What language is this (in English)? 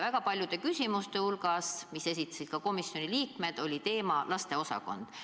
Estonian